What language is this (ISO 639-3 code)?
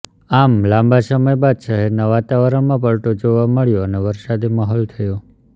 guj